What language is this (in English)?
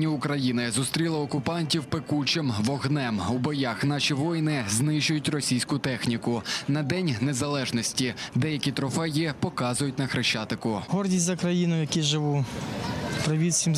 Ukrainian